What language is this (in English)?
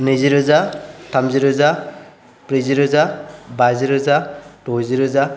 Bodo